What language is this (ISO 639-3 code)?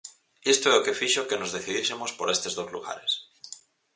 glg